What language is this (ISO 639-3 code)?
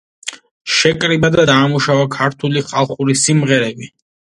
kat